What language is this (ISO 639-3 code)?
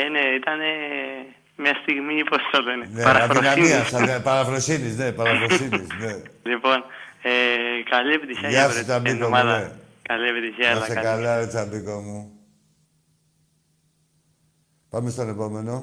ell